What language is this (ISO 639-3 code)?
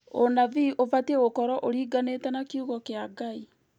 kik